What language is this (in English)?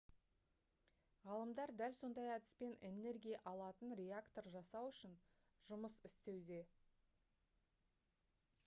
Kazakh